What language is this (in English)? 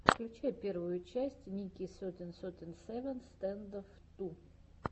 Russian